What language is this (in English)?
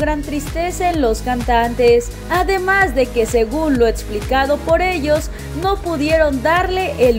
Spanish